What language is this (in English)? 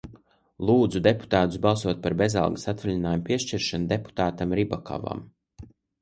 Latvian